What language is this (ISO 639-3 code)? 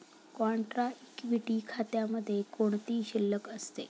mar